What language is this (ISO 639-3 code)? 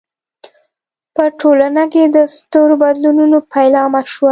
pus